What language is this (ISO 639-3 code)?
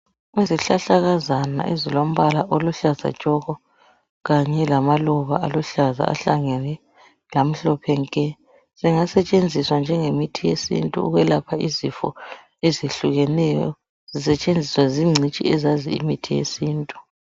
nde